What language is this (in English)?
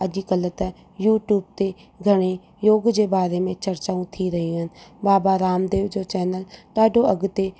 Sindhi